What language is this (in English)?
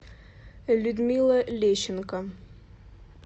Russian